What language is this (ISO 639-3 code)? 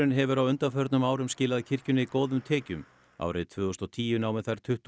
isl